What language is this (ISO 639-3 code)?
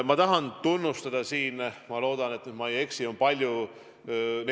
est